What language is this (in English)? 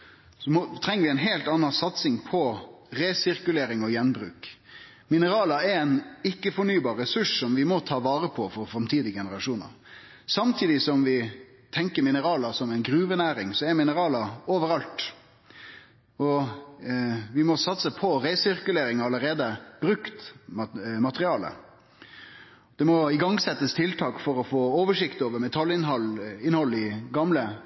Norwegian Nynorsk